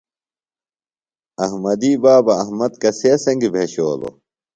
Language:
Phalura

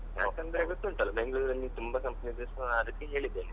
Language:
Kannada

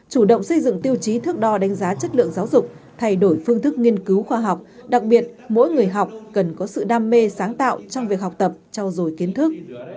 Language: Vietnamese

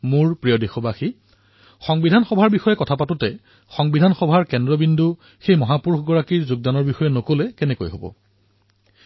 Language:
Assamese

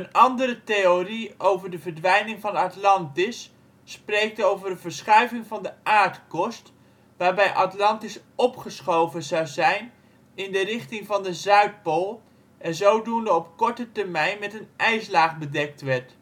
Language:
Dutch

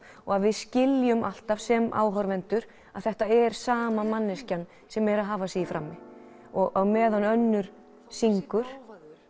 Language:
Icelandic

